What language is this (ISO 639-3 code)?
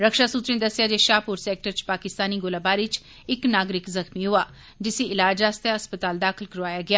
doi